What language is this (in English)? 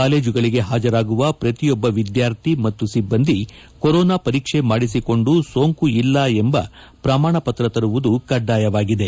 Kannada